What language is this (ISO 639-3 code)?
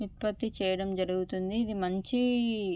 tel